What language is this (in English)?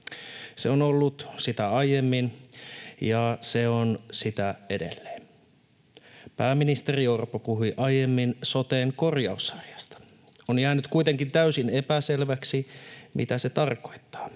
Finnish